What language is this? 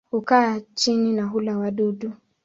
Swahili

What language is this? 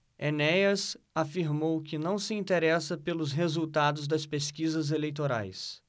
Portuguese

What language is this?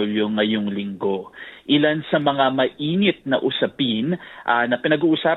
Filipino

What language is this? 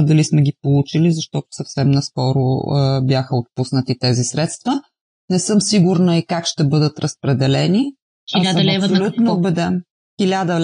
Bulgarian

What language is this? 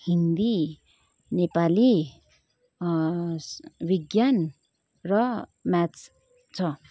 Nepali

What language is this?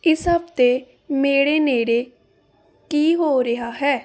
Punjabi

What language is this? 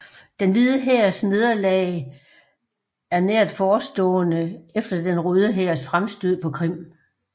Danish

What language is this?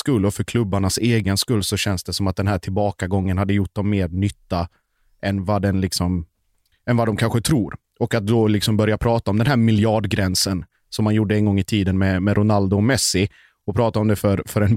Swedish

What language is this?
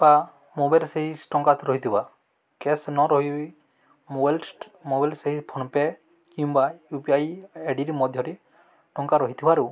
Odia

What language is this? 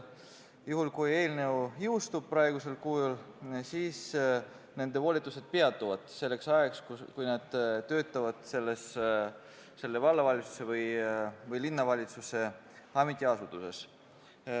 Estonian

